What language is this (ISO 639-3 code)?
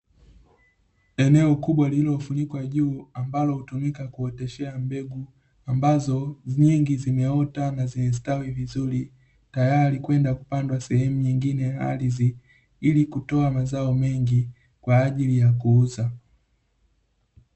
swa